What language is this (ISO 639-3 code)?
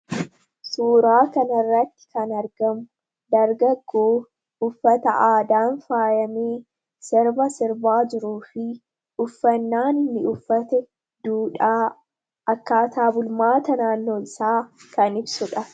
orm